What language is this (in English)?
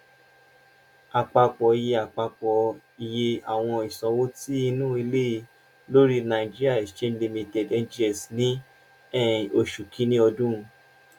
Yoruba